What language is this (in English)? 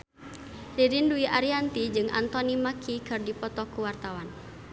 Sundanese